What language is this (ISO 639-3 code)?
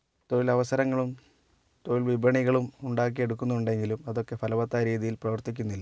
mal